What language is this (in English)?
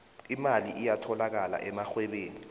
South Ndebele